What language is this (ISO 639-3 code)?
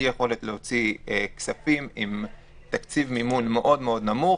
heb